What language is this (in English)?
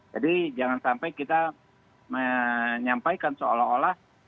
Indonesian